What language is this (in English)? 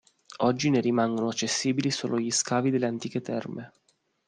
Italian